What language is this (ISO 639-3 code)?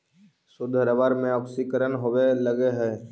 mag